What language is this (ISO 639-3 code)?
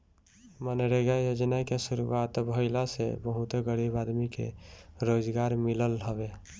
bho